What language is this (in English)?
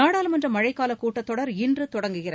Tamil